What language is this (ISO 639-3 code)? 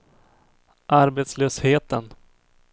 swe